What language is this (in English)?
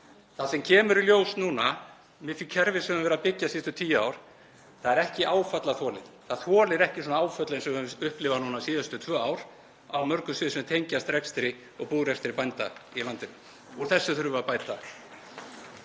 Icelandic